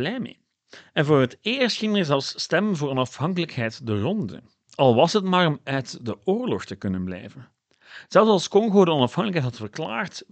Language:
Dutch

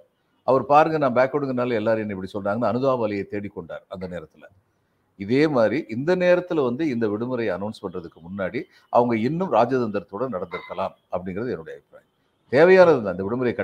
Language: Tamil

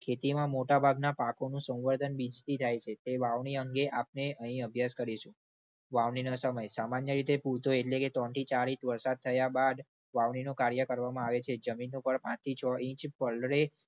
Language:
Gujarati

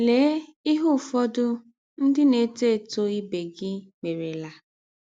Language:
Igbo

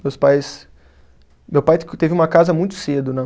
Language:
Portuguese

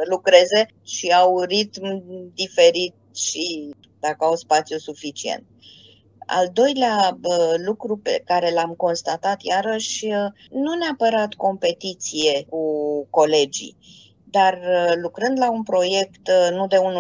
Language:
Romanian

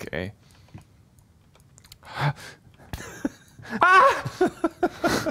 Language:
German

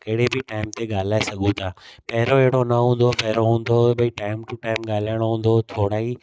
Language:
Sindhi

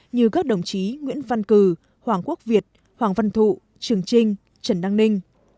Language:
Vietnamese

